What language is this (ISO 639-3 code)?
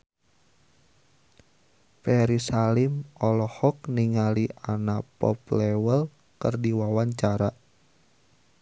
sun